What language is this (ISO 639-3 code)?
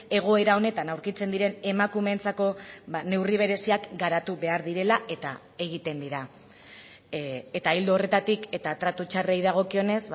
eus